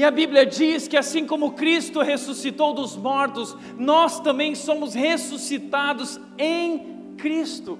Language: Portuguese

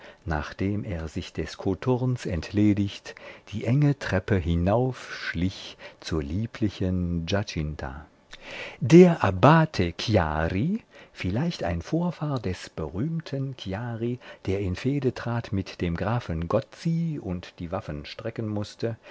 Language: German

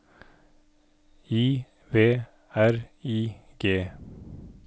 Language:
Norwegian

